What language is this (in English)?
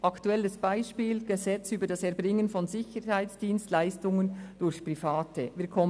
Swiss German